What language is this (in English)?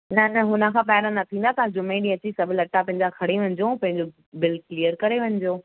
Sindhi